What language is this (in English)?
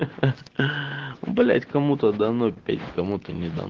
Russian